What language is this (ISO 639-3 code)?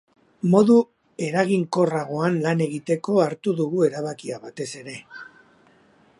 eus